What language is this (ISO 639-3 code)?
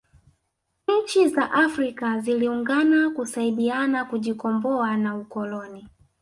swa